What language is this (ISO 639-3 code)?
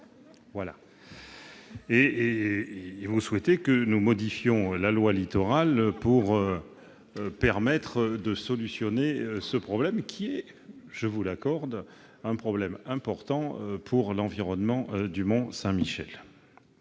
fra